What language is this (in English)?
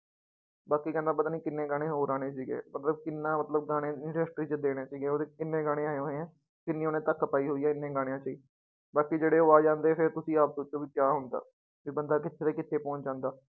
Punjabi